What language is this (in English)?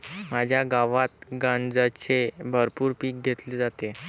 Marathi